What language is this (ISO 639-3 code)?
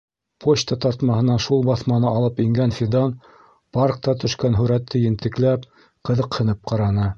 bak